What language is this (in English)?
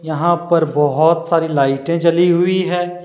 Hindi